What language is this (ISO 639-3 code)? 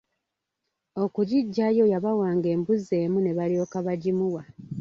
lug